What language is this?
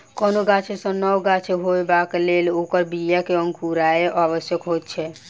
Maithili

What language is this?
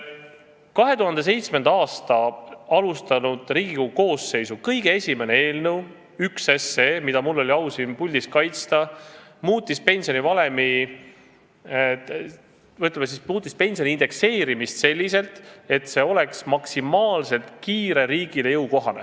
Estonian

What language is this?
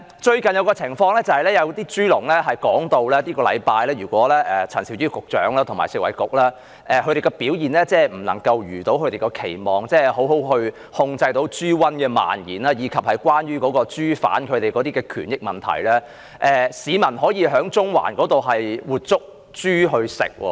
Cantonese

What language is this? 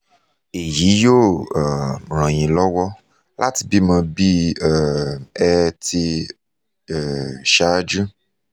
Yoruba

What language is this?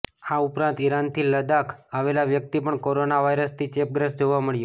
Gujarati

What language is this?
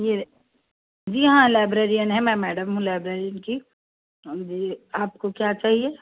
Urdu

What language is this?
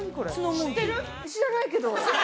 Japanese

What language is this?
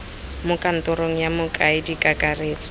Tswana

